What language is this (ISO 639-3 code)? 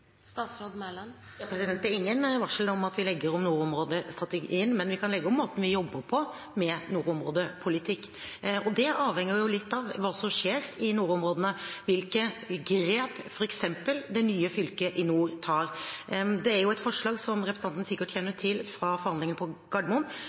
nob